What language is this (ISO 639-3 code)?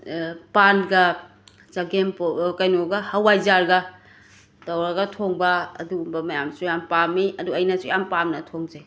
mni